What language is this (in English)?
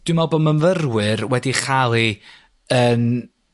Welsh